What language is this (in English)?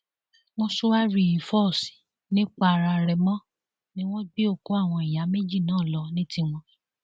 Yoruba